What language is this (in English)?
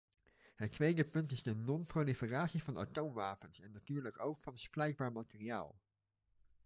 Dutch